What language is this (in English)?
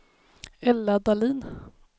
Swedish